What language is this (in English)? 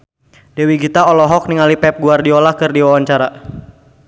Sundanese